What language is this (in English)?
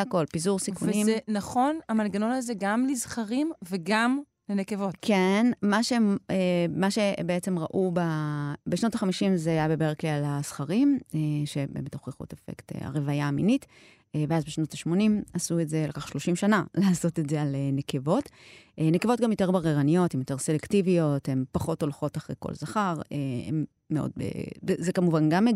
Hebrew